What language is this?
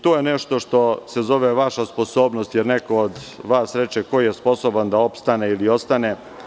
Serbian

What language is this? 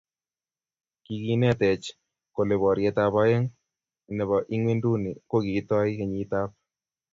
Kalenjin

